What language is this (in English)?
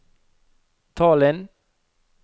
Norwegian